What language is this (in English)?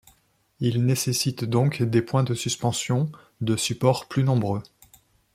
French